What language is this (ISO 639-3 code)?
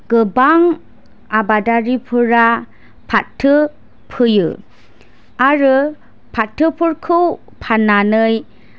brx